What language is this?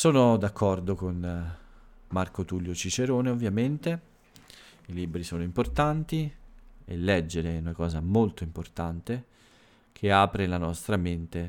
Italian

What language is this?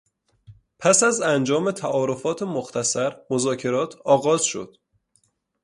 Persian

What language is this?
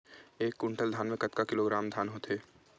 Chhattisgarhi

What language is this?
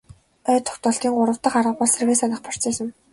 Mongolian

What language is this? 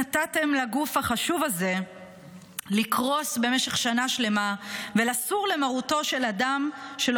Hebrew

